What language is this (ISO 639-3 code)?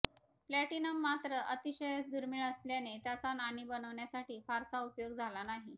mar